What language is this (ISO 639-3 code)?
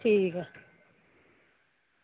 doi